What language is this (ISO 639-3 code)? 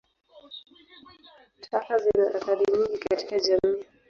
swa